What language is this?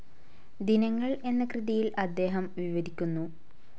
Malayalam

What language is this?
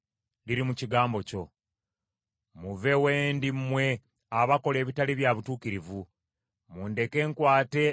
Ganda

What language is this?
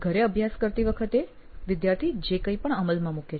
Gujarati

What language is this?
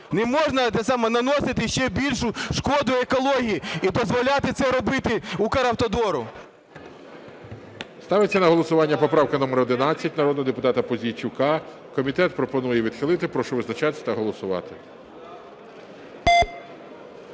Ukrainian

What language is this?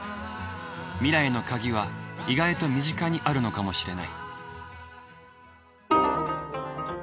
Japanese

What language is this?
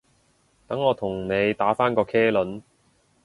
Cantonese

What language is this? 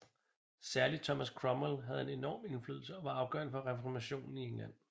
Danish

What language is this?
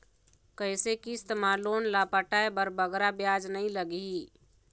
Chhattisgarhi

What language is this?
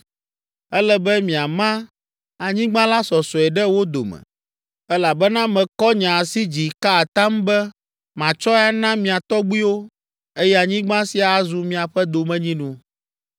Ewe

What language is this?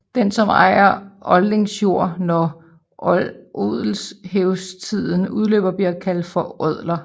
Danish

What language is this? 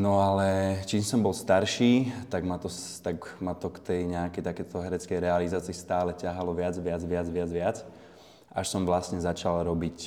Slovak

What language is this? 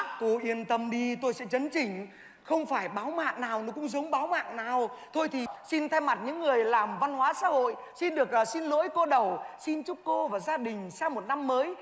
Vietnamese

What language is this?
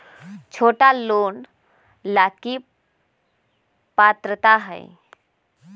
Magahi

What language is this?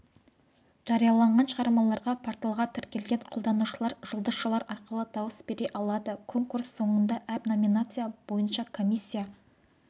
Kazakh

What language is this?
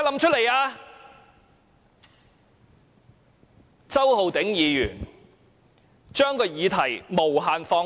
Cantonese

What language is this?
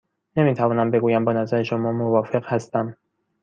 Persian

